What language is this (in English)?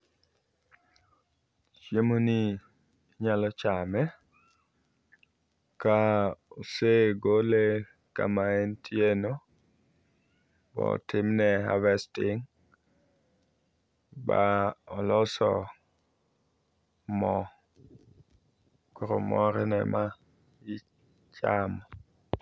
Luo (Kenya and Tanzania)